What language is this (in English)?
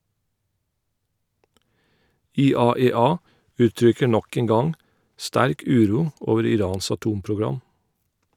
Norwegian